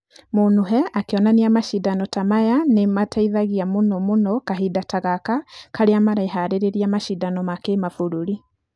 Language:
Kikuyu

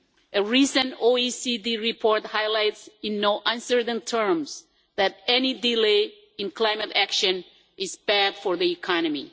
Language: English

